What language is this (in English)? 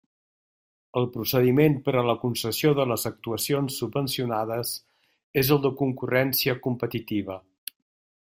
Catalan